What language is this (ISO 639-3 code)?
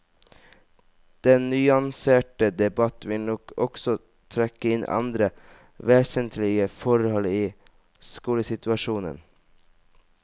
nor